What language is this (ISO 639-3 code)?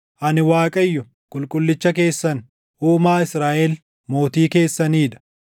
orm